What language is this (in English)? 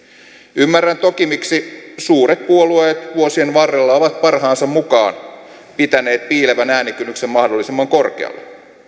Finnish